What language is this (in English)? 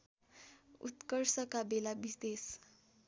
Nepali